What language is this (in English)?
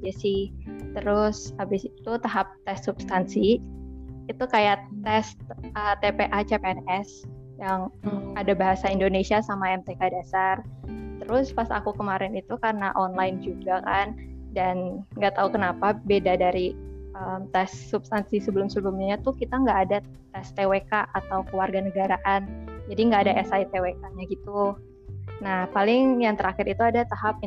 Indonesian